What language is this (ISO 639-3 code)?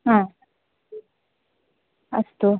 san